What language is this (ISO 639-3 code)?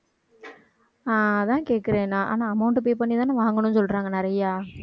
tam